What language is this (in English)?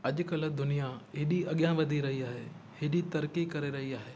Sindhi